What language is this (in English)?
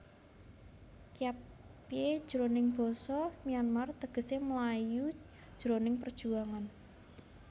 Javanese